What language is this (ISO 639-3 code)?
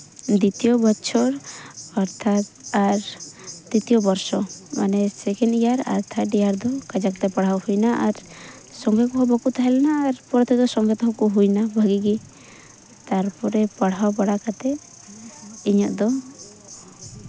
sat